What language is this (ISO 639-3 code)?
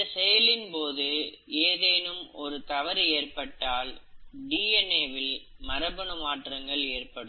tam